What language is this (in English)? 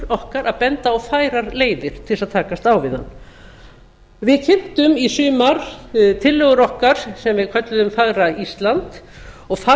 Icelandic